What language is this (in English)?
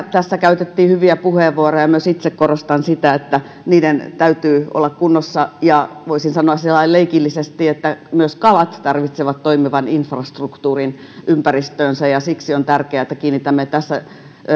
Finnish